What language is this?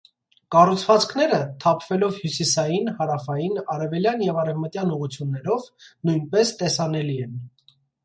Armenian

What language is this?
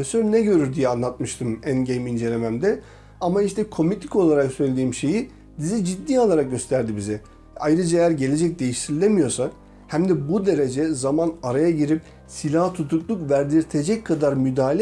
Turkish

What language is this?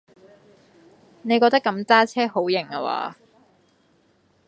Cantonese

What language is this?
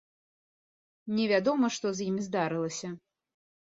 Belarusian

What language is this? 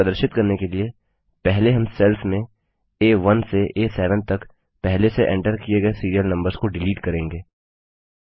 Hindi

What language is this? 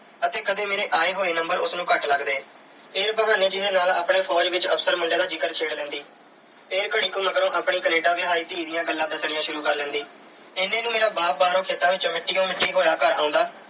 Punjabi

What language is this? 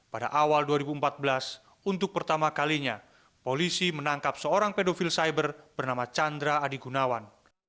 Indonesian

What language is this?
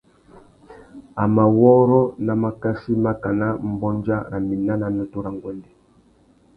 Tuki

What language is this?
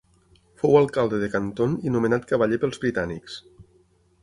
Catalan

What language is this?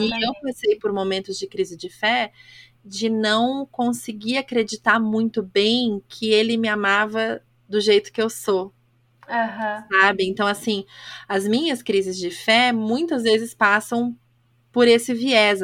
Portuguese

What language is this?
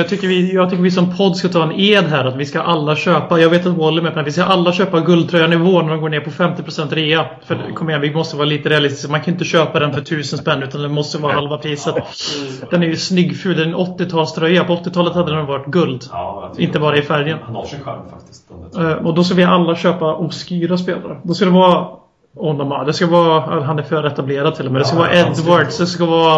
Swedish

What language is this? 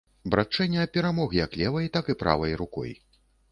Belarusian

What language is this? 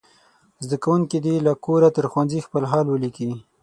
Pashto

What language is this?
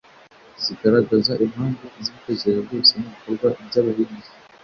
Kinyarwanda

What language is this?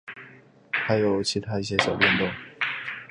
Chinese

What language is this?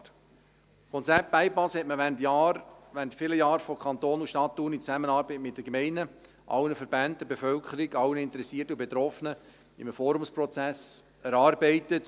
Swiss German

